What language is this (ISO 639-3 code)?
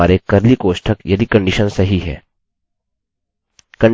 hin